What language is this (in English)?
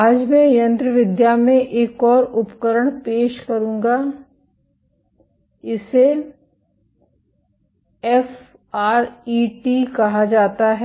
Hindi